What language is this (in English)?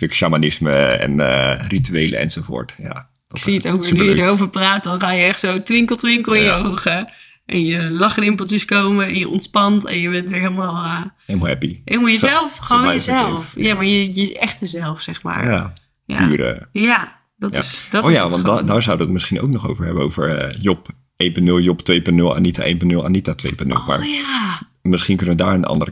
Dutch